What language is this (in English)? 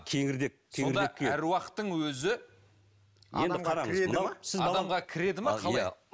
Kazakh